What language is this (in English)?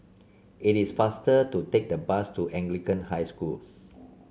English